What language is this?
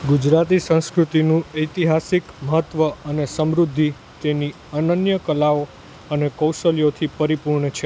Gujarati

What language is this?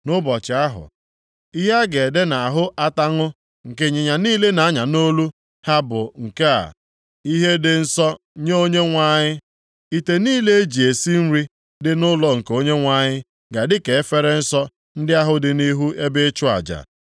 Igbo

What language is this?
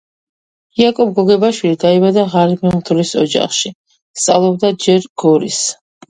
Georgian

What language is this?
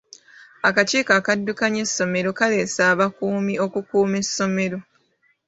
Ganda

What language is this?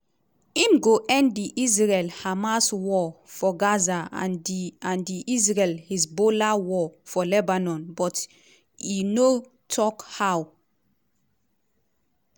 Nigerian Pidgin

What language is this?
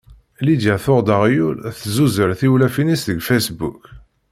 Kabyle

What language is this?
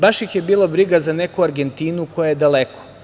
Serbian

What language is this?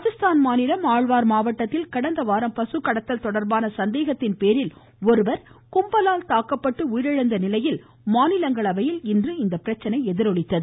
Tamil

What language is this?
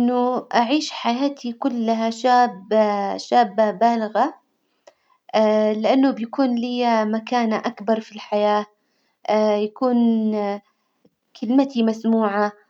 Hijazi Arabic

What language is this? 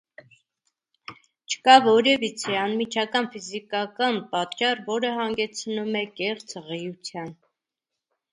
Armenian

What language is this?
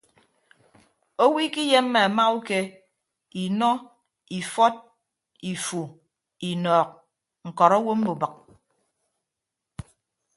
Ibibio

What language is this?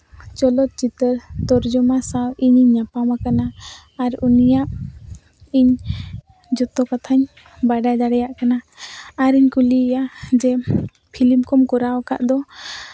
Santali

